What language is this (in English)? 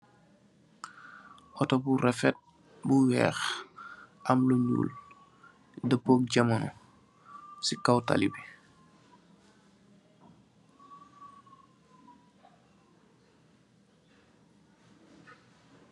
Wolof